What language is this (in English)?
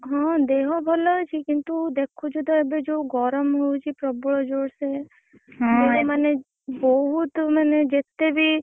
Odia